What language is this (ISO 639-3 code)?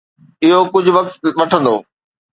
snd